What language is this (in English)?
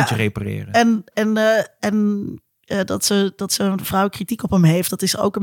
Dutch